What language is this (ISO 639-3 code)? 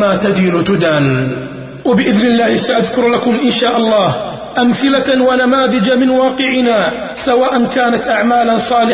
ara